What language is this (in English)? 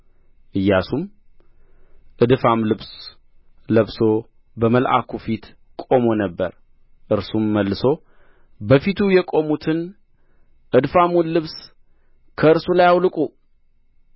Amharic